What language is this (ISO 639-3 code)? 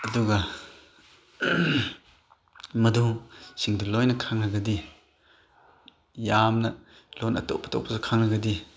mni